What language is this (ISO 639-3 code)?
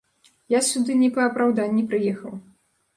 bel